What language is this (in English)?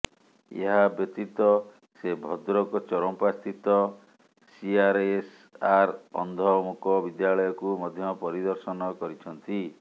Odia